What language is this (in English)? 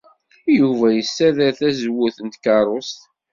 Kabyle